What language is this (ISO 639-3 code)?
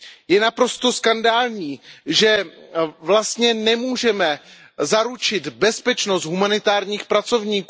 ces